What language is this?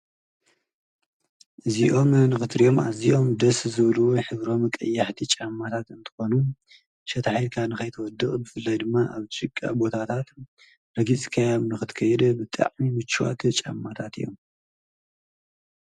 Tigrinya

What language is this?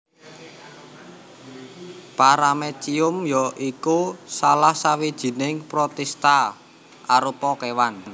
Javanese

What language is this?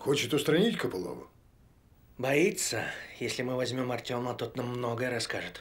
Russian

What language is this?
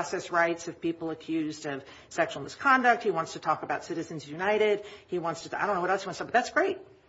English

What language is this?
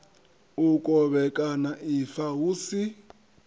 Venda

